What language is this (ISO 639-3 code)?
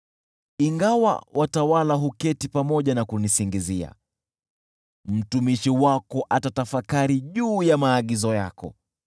swa